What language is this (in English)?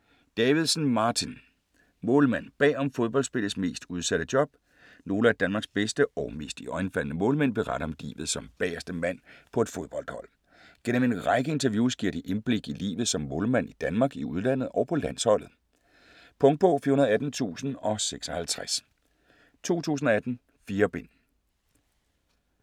Danish